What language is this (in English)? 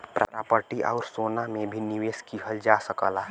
Bhojpuri